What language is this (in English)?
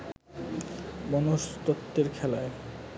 Bangla